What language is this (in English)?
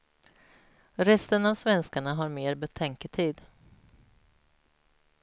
Swedish